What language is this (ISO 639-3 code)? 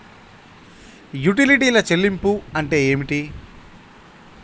tel